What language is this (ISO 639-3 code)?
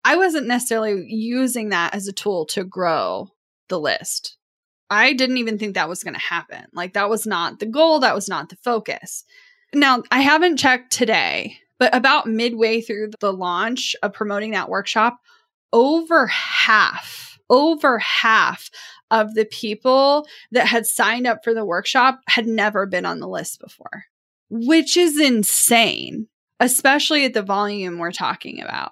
eng